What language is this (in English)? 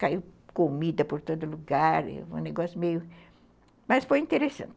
Portuguese